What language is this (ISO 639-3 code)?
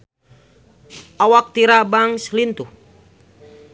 sun